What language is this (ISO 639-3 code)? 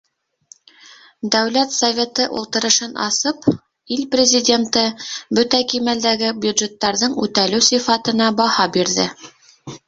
bak